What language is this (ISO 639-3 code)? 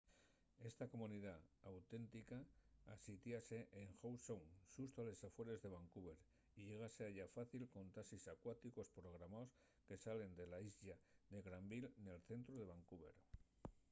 ast